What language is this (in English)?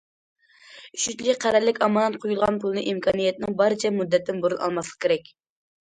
Uyghur